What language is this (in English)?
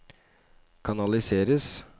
Norwegian